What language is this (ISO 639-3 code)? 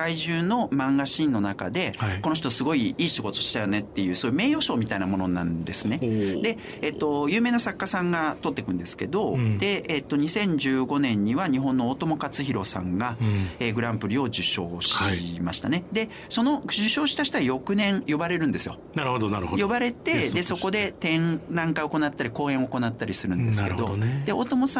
jpn